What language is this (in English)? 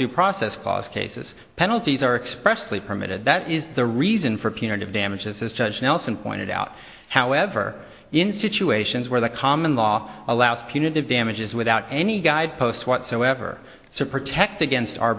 English